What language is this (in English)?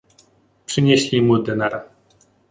Polish